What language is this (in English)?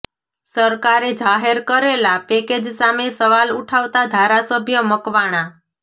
Gujarati